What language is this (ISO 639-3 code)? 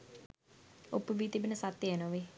sin